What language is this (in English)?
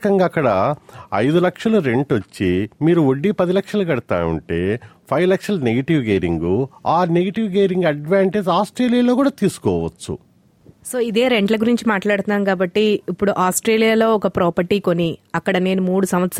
Telugu